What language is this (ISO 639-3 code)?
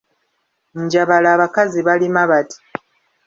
lug